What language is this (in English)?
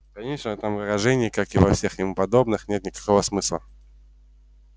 Russian